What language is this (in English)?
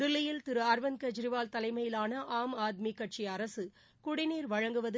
Tamil